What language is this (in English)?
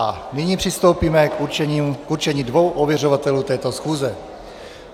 Czech